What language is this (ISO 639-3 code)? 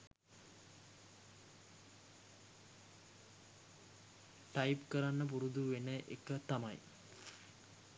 sin